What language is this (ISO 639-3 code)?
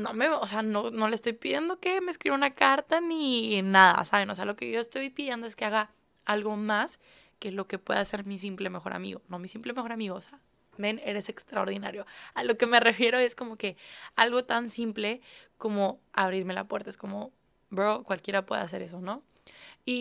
spa